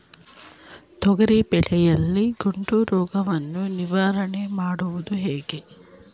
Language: Kannada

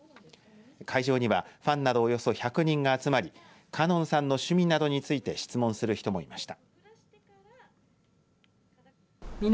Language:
Japanese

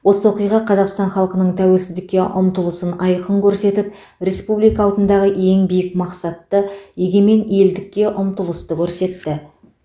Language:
Kazakh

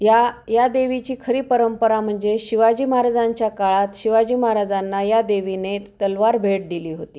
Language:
Marathi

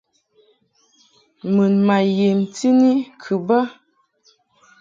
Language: Mungaka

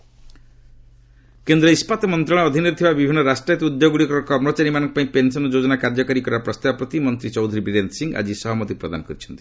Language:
Odia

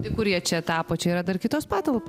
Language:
Lithuanian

